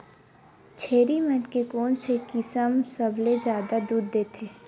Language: Chhattisgarhi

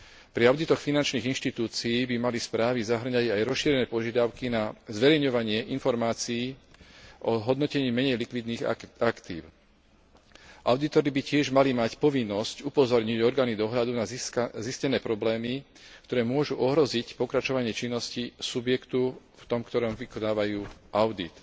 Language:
Slovak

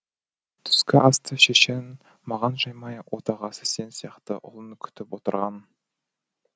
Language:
Kazakh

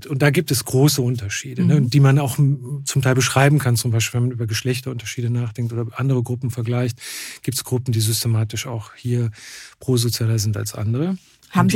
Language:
German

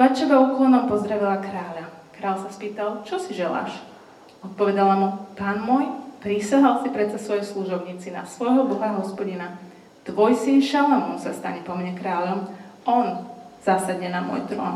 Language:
Slovak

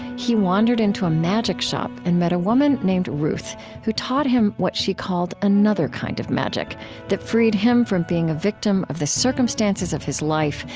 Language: English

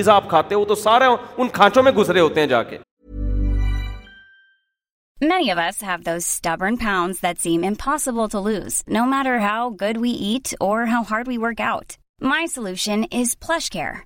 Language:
Urdu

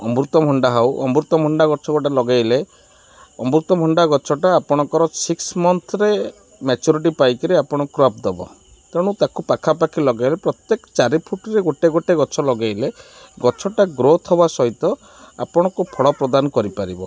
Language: Odia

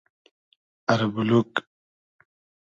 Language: Hazaragi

